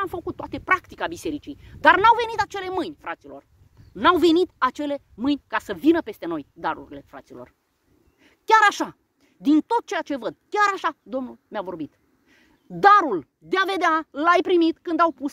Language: Romanian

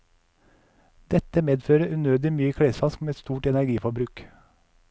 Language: Norwegian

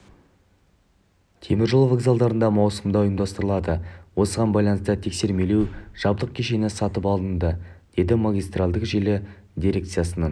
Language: Kazakh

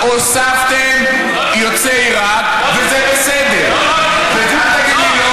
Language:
Hebrew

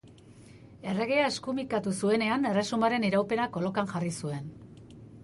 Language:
Basque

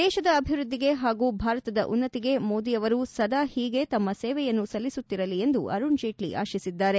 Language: Kannada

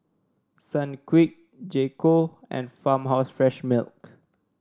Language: English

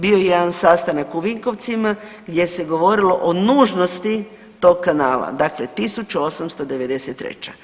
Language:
Croatian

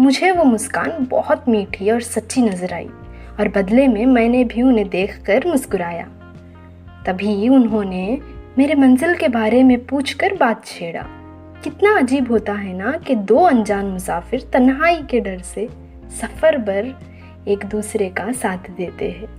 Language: Hindi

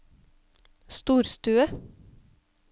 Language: Norwegian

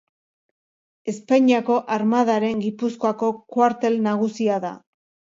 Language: Basque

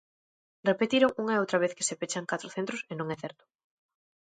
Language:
Galician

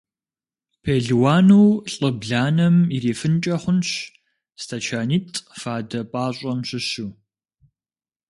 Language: Kabardian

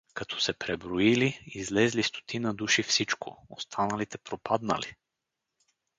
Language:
Bulgarian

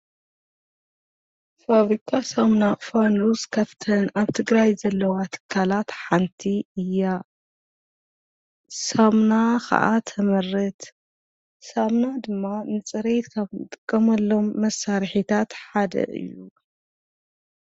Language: Tigrinya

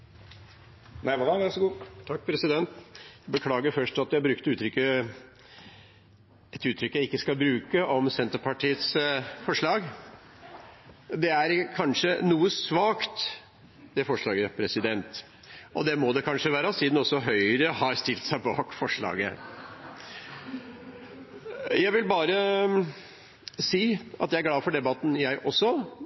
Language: Norwegian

